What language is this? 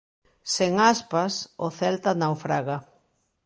Galician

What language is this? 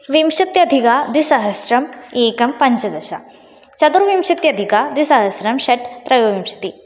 Sanskrit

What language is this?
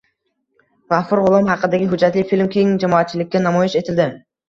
Uzbek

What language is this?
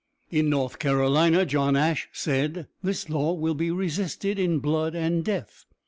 English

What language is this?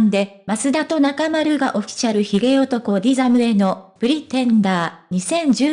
Japanese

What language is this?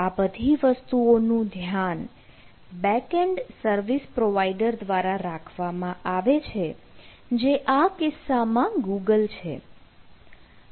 Gujarati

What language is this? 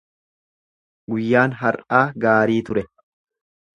Oromo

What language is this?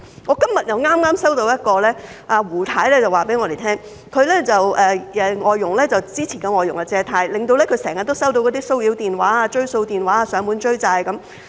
Cantonese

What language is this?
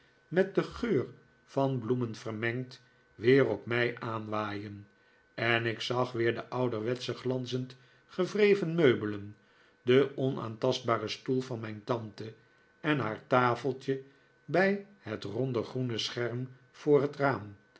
Dutch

